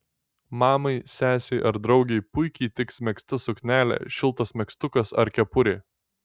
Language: Lithuanian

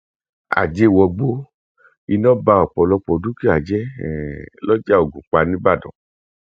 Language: Yoruba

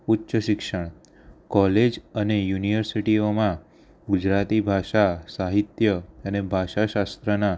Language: Gujarati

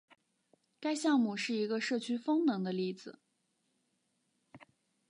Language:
Chinese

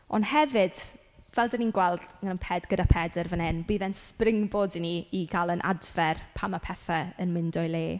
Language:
Welsh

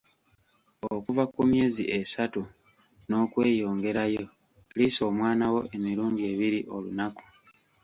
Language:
Ganda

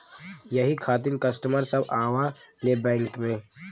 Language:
Bhojpuri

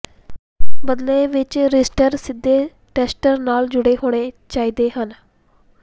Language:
Punjabi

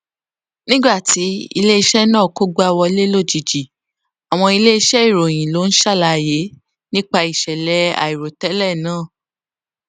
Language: Yoruba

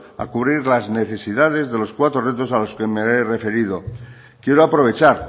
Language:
Spanish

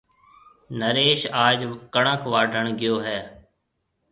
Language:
Marwari (Pakistan)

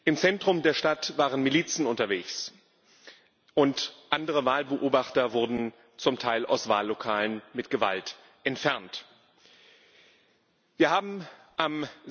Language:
German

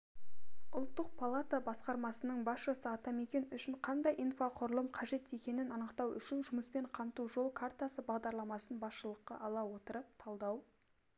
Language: Kazakh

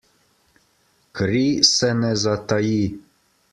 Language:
Slovenian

